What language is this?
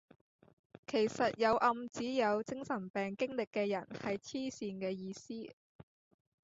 Cantonese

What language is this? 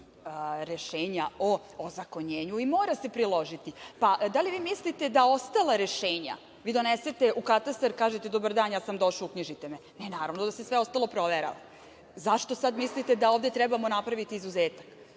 Serbian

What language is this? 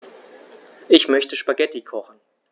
German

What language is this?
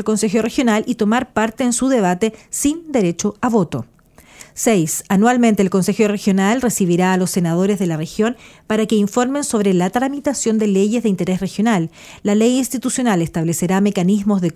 Spanish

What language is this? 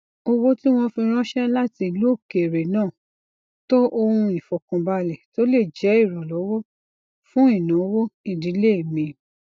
Yoruba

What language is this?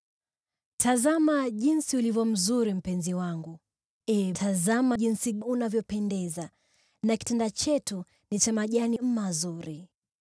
Swahili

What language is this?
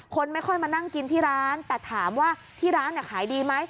Thai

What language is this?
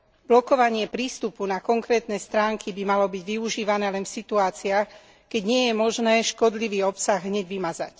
Slovak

